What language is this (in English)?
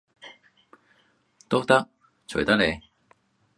Cantonese